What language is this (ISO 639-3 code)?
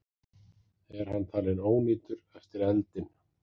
isl